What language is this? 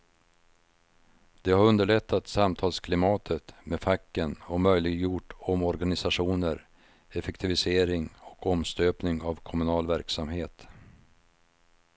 Swedish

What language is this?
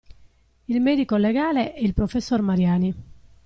Italian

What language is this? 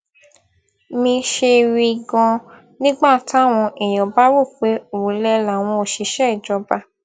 Yoruba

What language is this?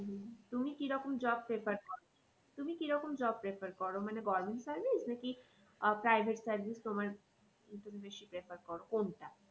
Bangla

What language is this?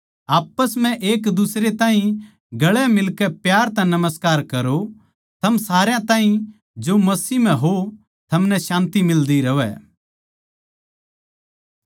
Haryanvi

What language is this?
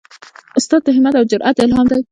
Pashto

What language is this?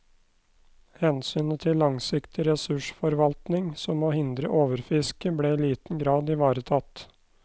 Norwegian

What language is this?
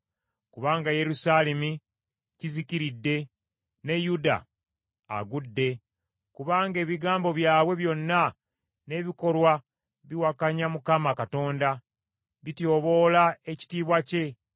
Ganda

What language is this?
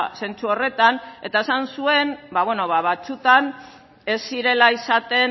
Basque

